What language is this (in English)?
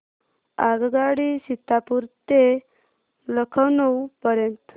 Marathi